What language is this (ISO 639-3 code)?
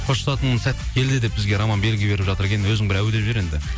kaz